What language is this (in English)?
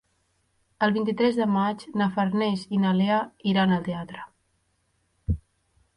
Catalan